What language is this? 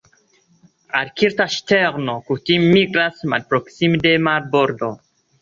Esperanto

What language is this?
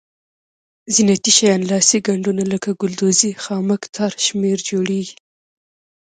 Pashto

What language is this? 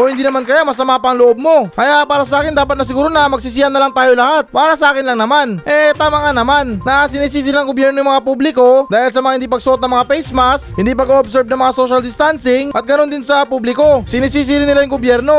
Filipino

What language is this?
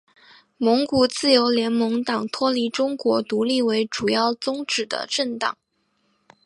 Chinese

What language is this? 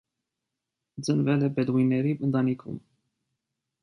Armenian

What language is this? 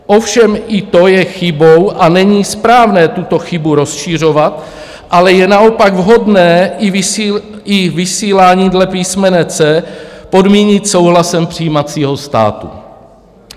Czech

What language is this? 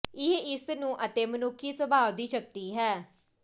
Punjabi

